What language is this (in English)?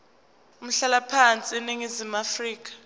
Zulu